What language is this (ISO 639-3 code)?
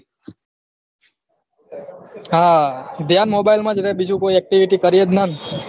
guj